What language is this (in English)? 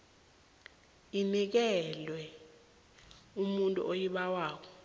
South Ndebele